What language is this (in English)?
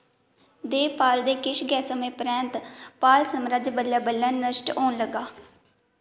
Dogri